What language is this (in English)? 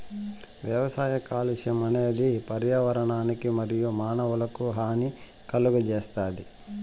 Telugu